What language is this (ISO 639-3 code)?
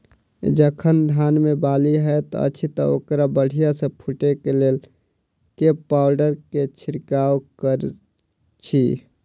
mai